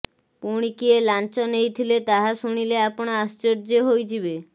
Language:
Odia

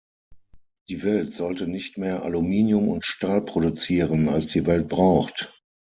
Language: German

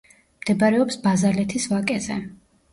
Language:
Georgian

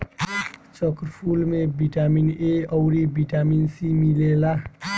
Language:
Bhojpuri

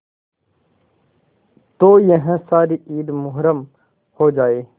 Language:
Hindi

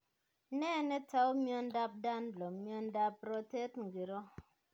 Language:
Kalenjin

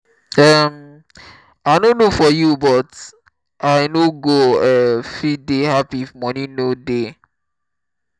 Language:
Nigerian Pidgin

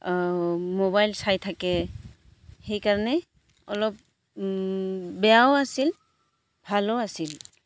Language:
Assamese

